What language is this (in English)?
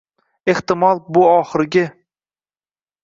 Uzbek